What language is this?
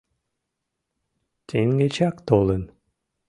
Mari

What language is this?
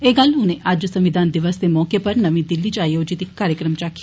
Dogri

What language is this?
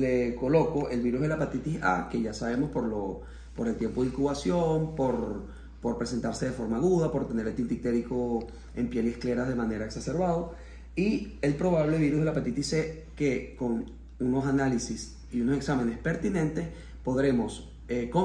Spanish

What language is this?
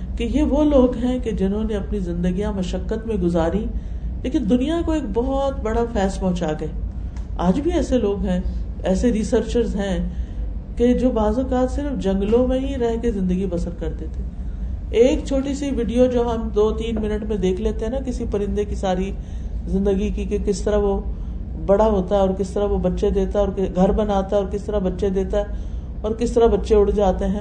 Urdu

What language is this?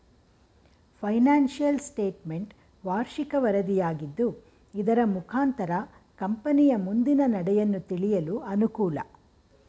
Kannada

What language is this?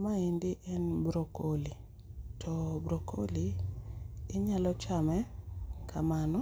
Luo (Kenya and Tanzania)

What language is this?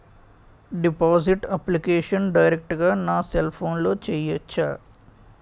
Telugu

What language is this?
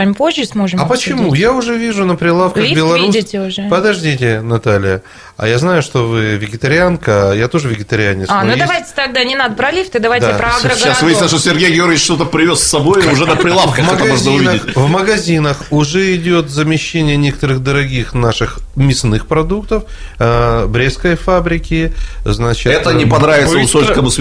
Russian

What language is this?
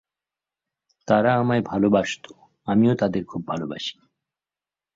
Bangla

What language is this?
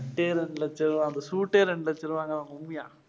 Tamil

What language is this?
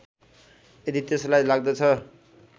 Nepali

